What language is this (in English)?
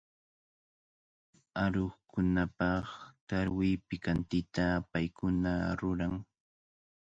Cajatambo North Lima Quechua